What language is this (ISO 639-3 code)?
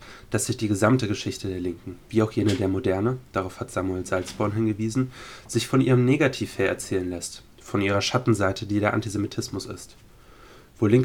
deu